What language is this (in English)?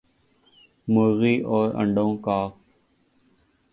Urdu